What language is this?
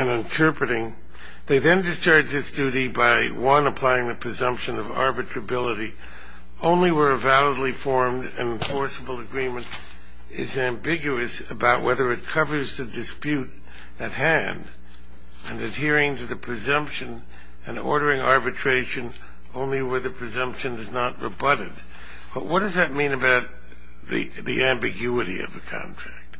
English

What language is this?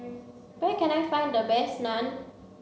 English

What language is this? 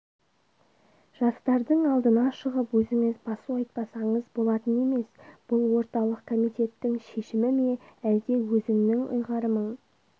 Kazakh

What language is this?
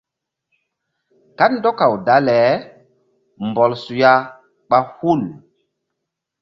Mbum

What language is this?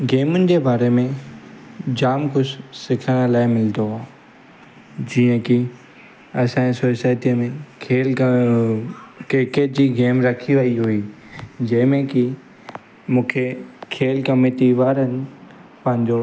Sindhi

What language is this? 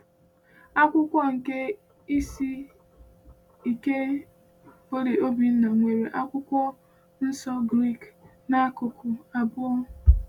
Igbo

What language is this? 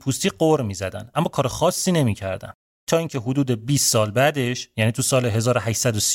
Persian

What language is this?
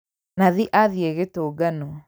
Kikuyu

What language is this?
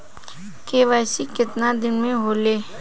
Bhojpuri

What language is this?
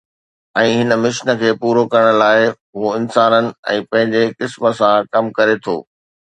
Sindhi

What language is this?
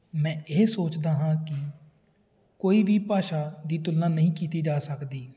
Punjabi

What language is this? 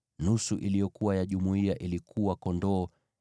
Swahili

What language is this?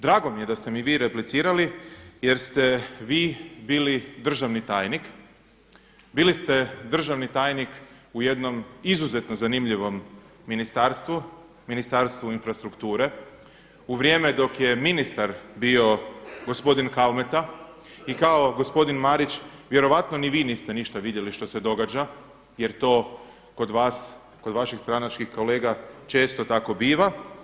Croatian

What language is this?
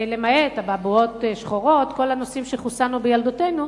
Hebrew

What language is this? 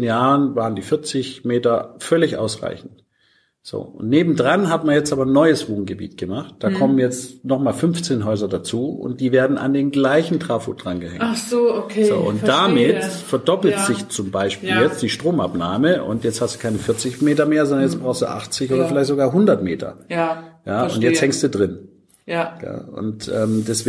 German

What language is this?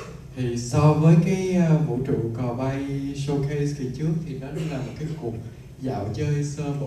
Vietnamese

